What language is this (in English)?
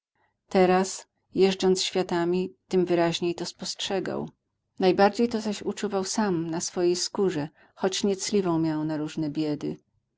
Polish